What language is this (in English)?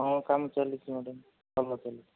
Odia